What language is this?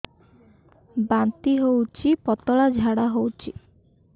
Odia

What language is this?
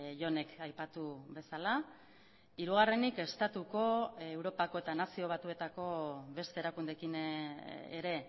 Basque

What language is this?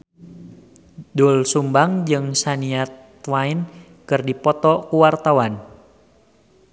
Sundanese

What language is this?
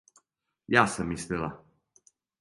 Serbian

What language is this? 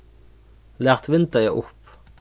Faroese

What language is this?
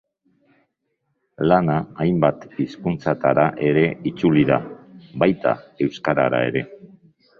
Basque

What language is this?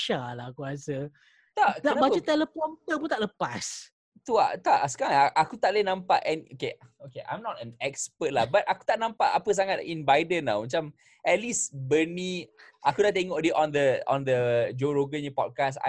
Malay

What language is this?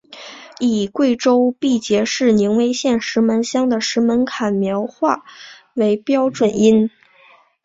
Chinese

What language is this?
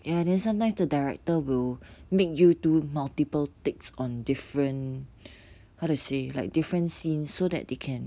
English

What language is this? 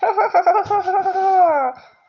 Russian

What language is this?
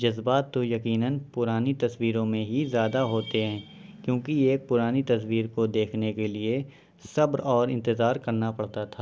Urdu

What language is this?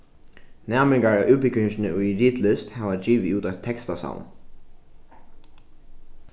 Faroese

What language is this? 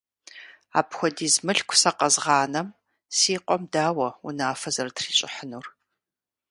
Kabardian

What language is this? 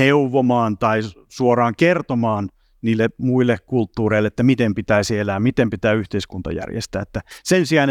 Finnish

